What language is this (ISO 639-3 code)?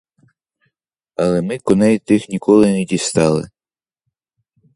ukr